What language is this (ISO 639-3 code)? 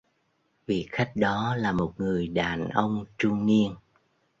vie